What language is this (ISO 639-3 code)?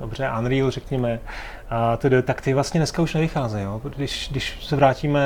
ces